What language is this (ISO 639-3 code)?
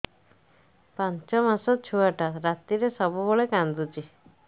ori